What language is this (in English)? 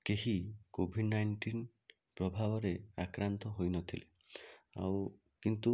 Odia